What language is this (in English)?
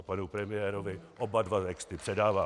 Czech